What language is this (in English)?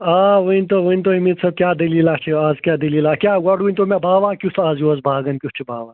Kashmiri